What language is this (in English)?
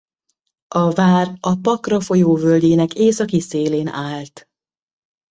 Hungarian